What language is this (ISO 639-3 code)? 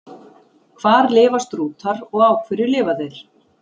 isl